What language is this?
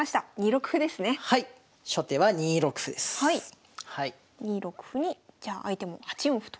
Japanese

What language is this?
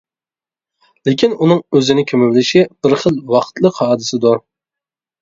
Uyghur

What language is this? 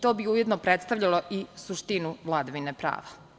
Serbian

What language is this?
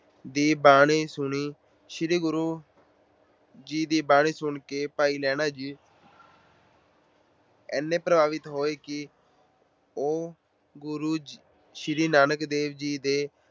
Punjabi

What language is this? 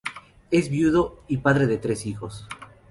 Spanish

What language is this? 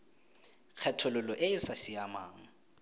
Tswana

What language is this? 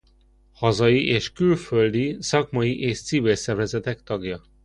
Hungarian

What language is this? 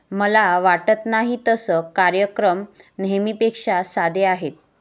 Marathi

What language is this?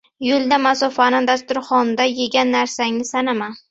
Uzbek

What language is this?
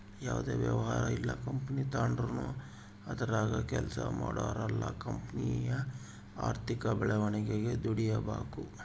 Kannada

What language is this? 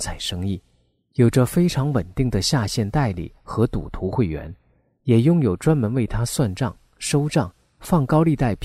Chinese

